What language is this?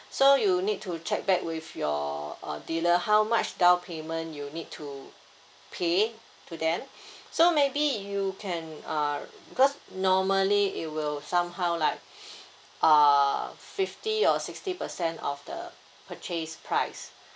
English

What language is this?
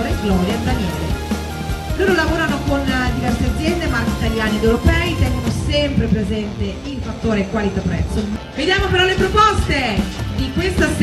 Italian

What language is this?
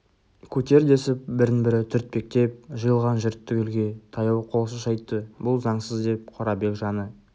Kazakh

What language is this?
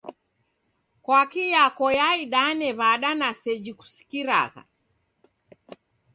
Taita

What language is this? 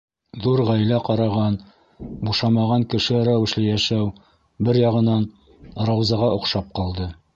Bashkir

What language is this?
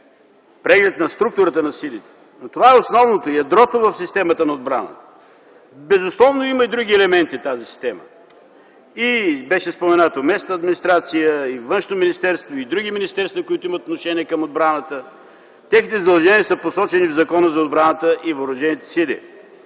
Bulgarian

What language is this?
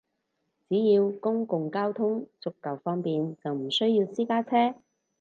Cantonese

